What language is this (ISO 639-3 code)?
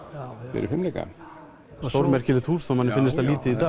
isl